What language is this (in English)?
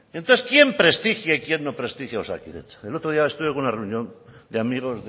Spanish